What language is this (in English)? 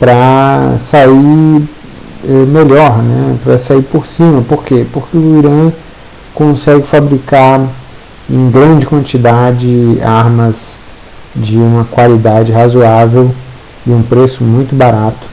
Portuguese